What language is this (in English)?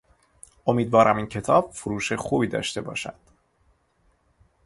Persian